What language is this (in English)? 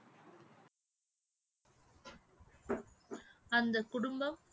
Tamil